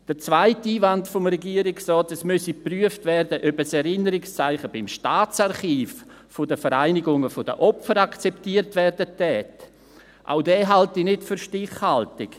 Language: Swiss German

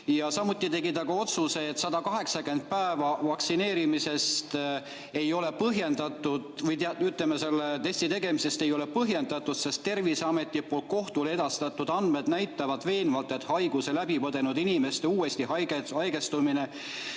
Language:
Estonian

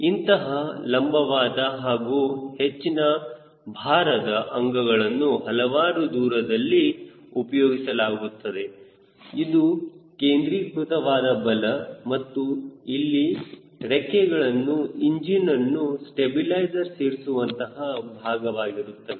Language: Kannada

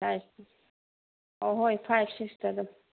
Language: Manipuri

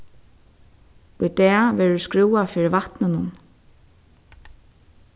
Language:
Faroese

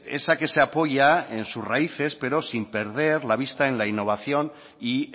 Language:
Spanish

